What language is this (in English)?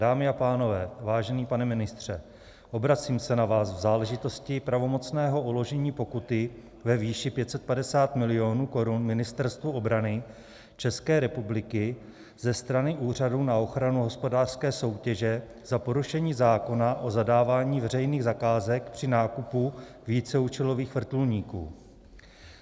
Czech